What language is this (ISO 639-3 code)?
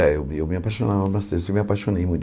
por